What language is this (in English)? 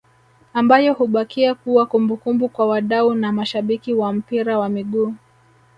Swahili